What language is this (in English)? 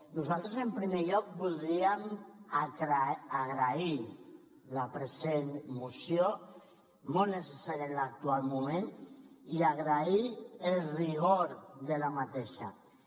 Catalan